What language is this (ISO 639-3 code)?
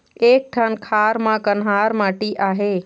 hne